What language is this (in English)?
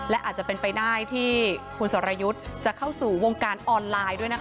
Thai